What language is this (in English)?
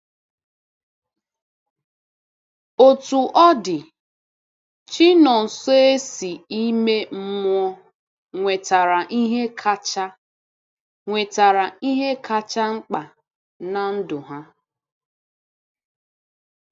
Igbo